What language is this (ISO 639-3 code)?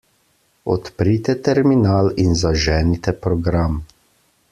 slv